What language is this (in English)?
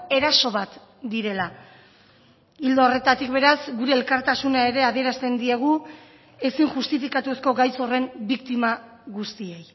Basque